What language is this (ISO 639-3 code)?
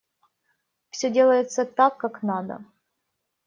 rus